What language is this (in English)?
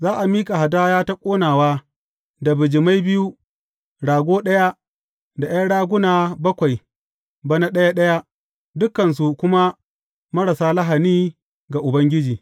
Hausa